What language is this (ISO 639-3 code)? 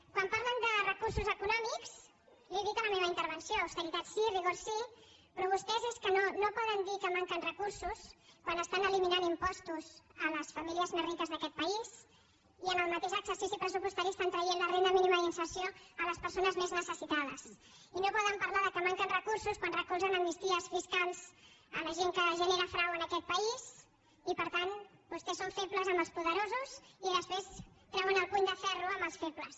cat